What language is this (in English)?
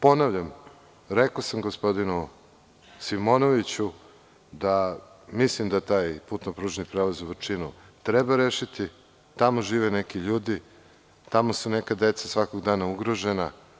Serbian